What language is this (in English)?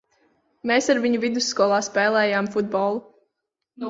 Latvian